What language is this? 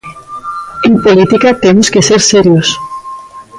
Galician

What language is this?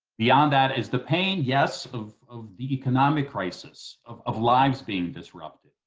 English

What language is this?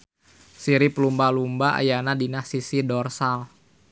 Sundanese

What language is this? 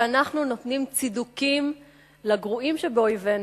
Hebrew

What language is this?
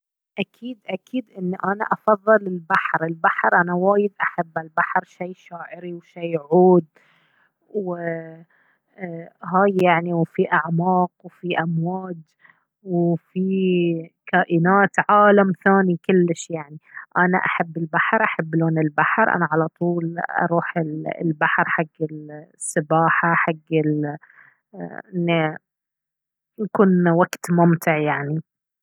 Baharna Arabic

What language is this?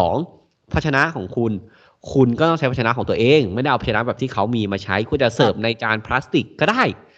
Thai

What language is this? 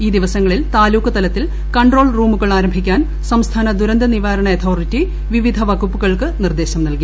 Malayalam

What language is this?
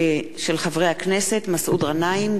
Hebrew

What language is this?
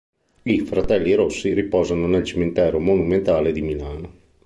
Italian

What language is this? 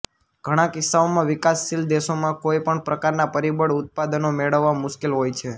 Gujarati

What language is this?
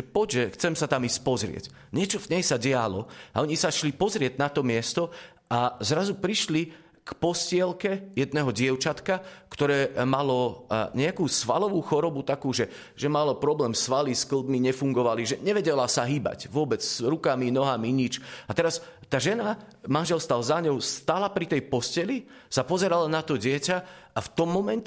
Slovak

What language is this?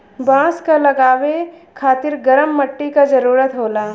Bhojpuri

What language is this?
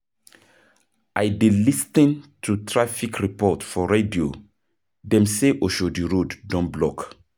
Nigerian Pidgin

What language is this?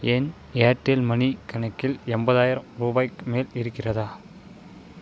Tamil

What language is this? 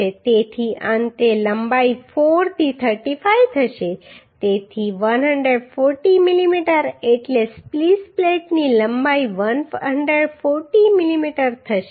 Gujarati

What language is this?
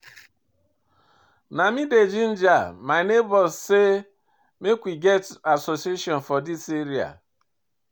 Nigerian Pidgin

